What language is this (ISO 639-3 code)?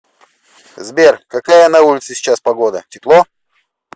rus